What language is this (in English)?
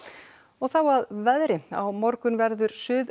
Icelandic